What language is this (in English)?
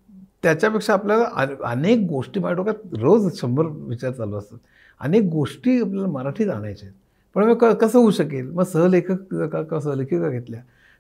Marathi